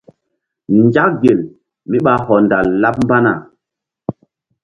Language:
Mbum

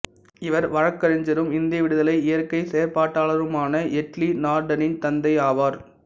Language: Tamil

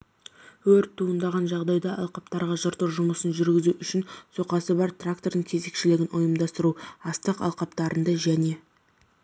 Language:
Kazakh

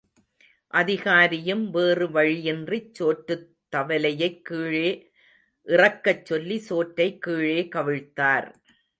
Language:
Tamil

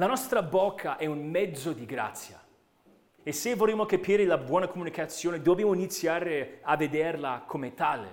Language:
Italian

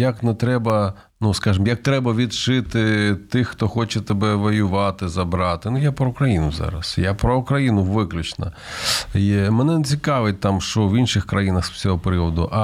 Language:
Ukrainian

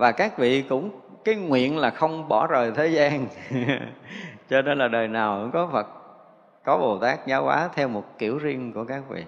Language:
Vietnamese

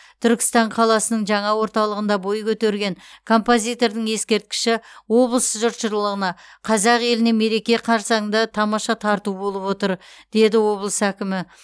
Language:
Kazakh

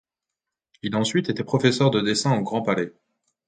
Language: French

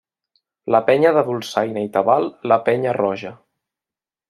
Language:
Catalan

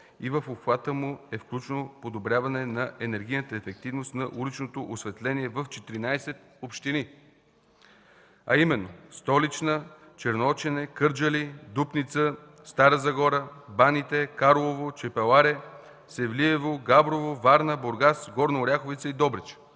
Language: Bulgarian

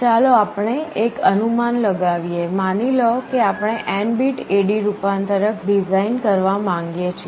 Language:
Gujarati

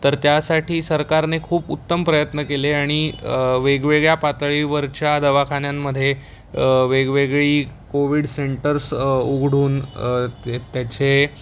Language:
Marathi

